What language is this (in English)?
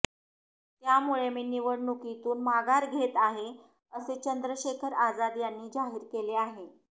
Marathi